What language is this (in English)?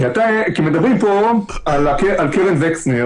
Hebrew